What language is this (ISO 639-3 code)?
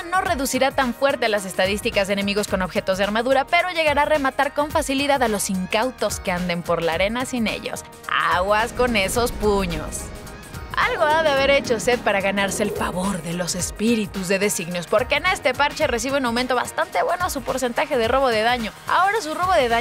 spa